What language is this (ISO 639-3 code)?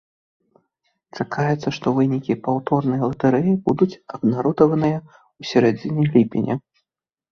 bel